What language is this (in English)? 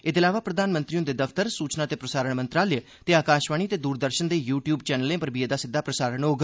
Dogri